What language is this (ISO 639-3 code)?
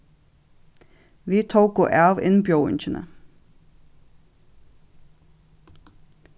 fao